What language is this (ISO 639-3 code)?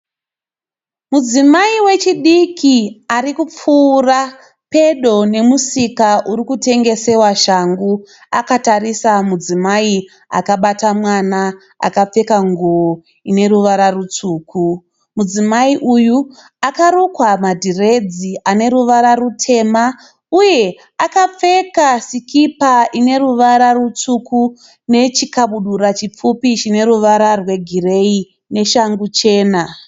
sna